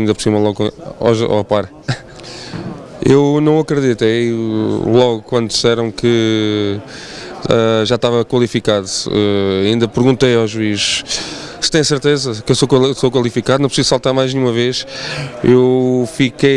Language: Portuguese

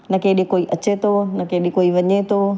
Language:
Sindhi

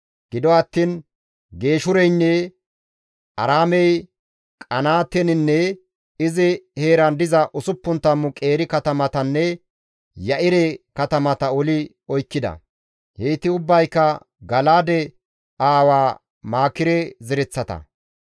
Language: Gamo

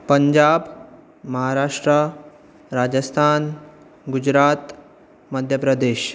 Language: Konkani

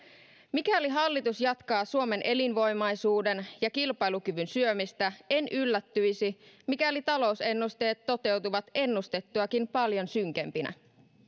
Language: Finnish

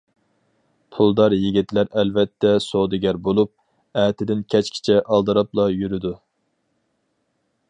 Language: Uyghur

